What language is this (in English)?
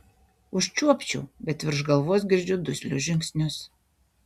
Lithuanian